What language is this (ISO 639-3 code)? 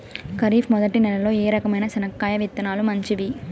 tel